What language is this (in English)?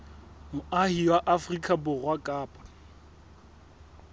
Southern Sotho